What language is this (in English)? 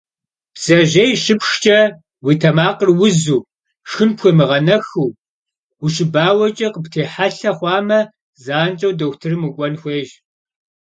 Kabardian